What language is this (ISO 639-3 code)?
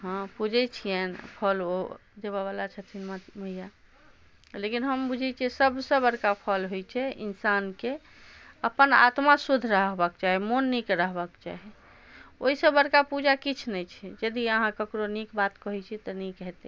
mai